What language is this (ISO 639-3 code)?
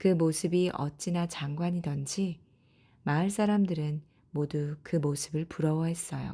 kor